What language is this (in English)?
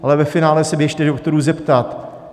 Czech